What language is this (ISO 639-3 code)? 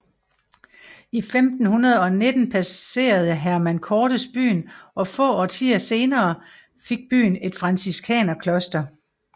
dan